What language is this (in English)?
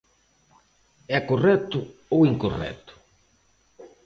Galician